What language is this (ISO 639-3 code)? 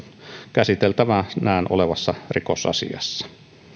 fin